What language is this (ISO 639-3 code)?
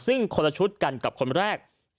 tha